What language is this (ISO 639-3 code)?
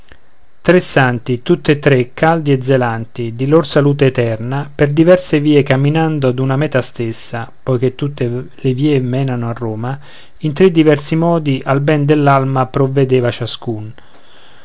ita